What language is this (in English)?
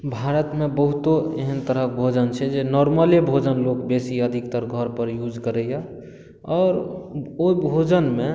Maithili